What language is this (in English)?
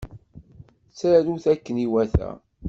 Kabyle